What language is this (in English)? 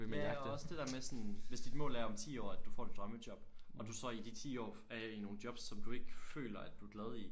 Danish